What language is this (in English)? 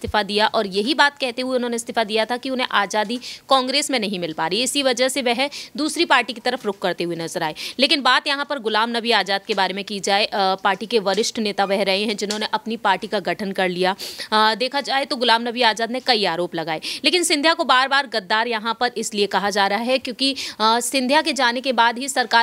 Hindi